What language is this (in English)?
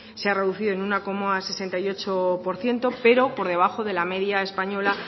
Spanish